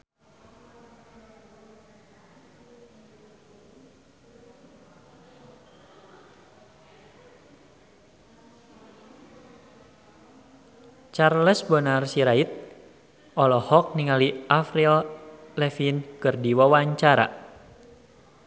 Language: Sundanese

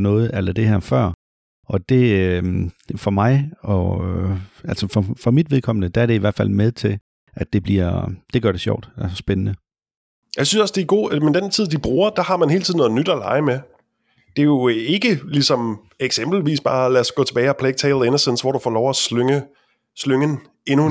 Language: Danish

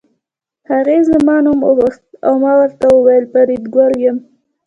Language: Pashto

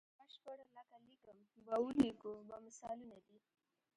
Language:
Pashto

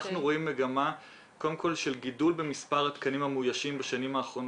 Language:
Hebrew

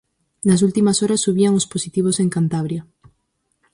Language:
Galician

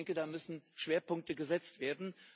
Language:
German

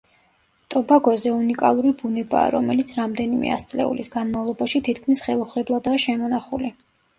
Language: Georgian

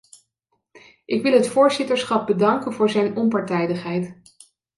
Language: Dutch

